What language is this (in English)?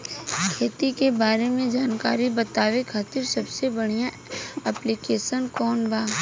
Bhojpuri